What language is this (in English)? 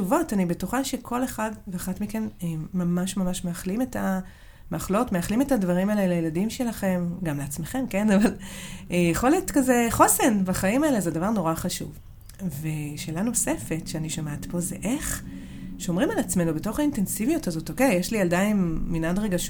Hebrew